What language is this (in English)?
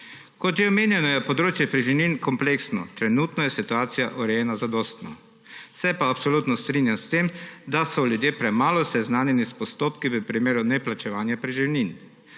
Slovenian